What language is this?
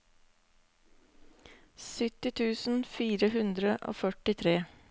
Norwegian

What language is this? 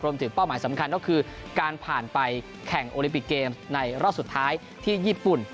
Thai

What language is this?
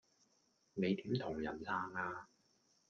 Cantonese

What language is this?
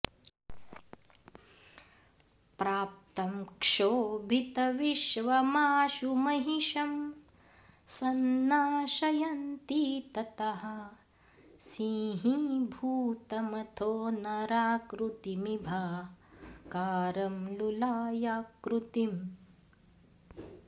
Sanskrit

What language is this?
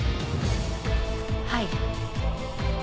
Japanese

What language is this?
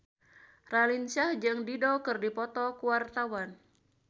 Sundanese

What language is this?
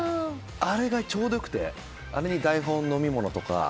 Japanese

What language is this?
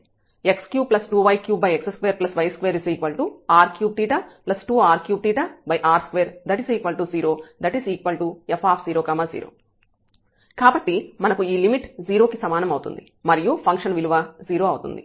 Telugu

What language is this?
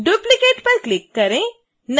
Hindi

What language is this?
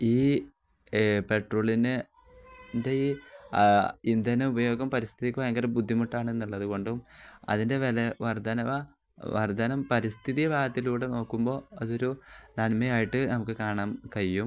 Malayalam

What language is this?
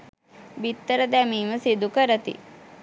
Sinhala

